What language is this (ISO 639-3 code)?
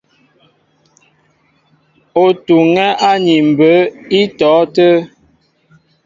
mbo